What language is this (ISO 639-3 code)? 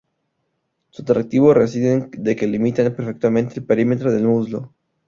spa